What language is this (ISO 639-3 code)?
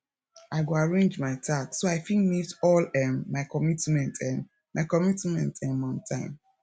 pcm